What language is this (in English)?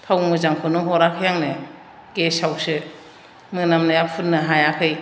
Bodo